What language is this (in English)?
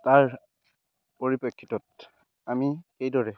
Assamese